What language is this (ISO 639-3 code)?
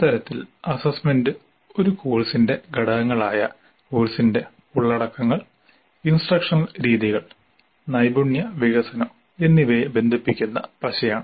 mal